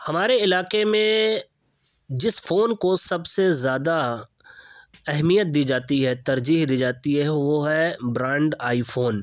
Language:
Urdu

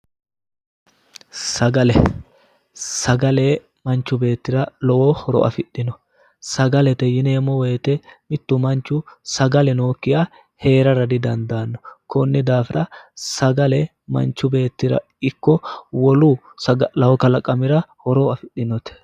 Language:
Sidamo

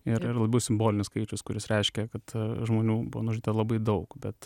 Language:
Lithuanian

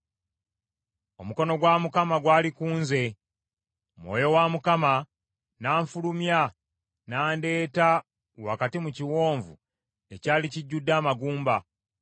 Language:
Ganda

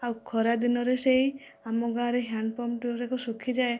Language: Odia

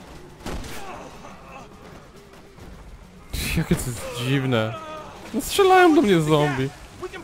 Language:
Polish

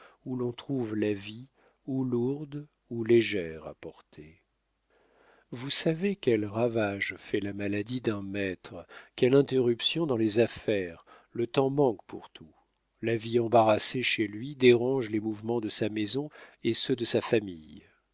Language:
French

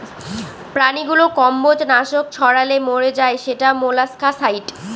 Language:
Bangla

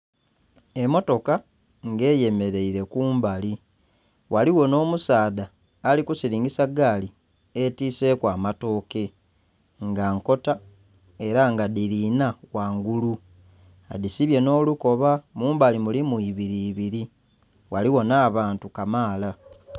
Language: Soga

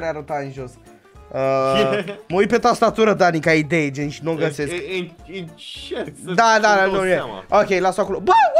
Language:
Romanian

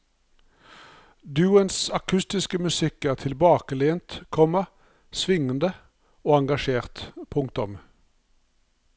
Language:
Norwegian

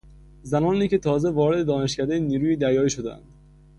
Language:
Persian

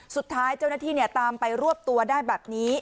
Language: Thai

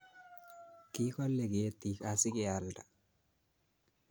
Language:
Kalenjin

